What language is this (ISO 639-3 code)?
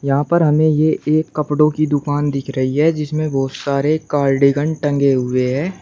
hin